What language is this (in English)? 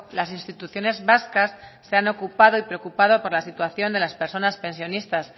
Spanish